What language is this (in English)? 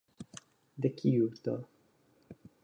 Esperanto